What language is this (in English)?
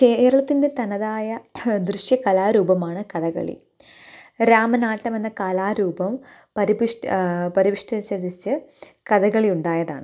Malayalam